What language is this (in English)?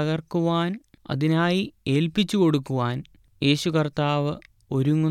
Malayalam